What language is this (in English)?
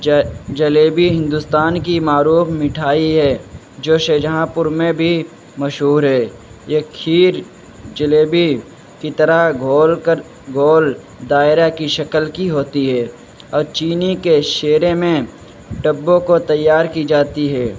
Urdu